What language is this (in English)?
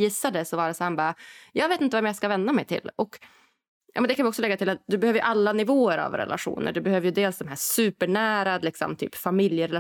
Swedish